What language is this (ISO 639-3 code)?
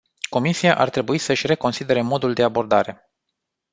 ron